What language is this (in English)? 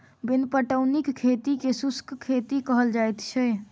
Maithili